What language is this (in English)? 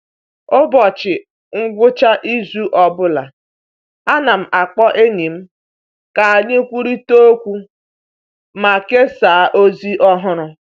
Igbo